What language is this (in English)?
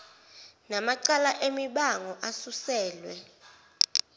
Zulu